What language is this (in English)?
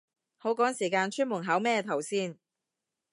Cantonese